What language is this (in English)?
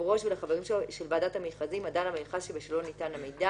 Hebrew